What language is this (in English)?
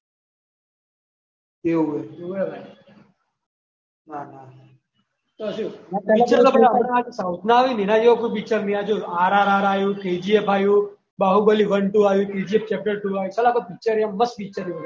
Gujarati